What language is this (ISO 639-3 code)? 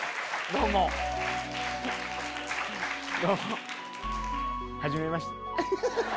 jpn